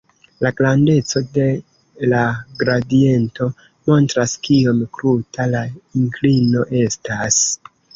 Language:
Esperanto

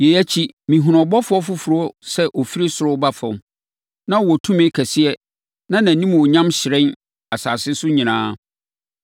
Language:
Akan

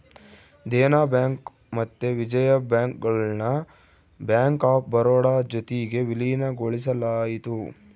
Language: Kannada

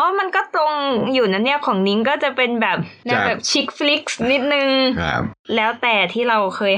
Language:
Thai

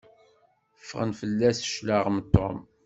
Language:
Kabyle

